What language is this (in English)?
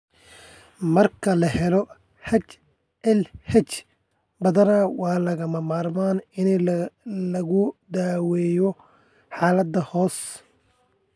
Somali